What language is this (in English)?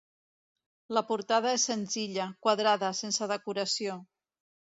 Catalan